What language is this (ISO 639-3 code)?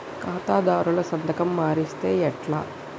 tel